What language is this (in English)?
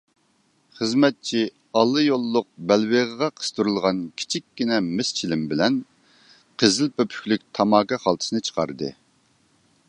Uyghur